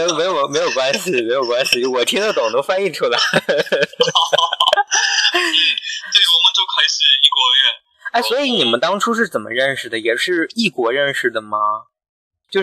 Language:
Chinese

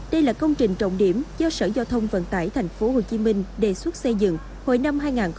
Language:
Vietnamese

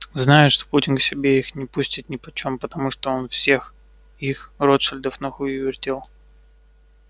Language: Russian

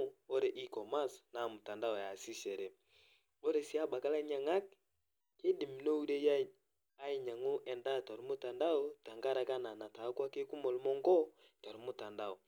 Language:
Masai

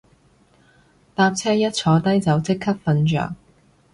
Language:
Cantonese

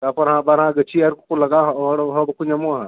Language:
Santali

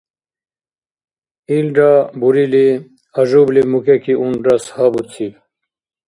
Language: Dargwa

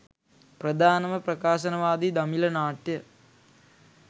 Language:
Sinhala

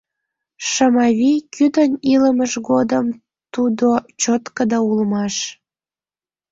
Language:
Mari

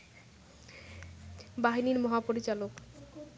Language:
Bangla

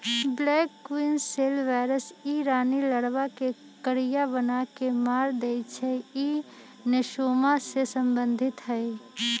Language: Magahi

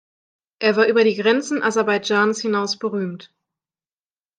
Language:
German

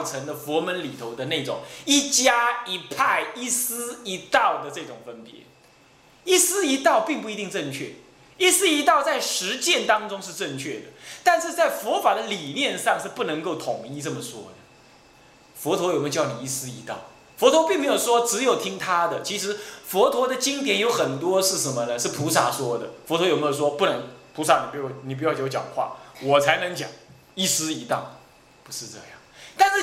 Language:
Chinese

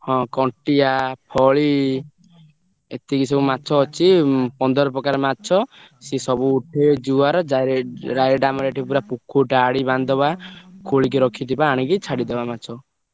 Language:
Odia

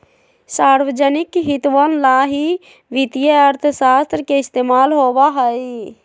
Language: Magahi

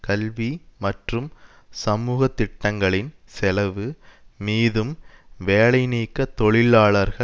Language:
Tamil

